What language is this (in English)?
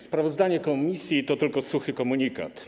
Polish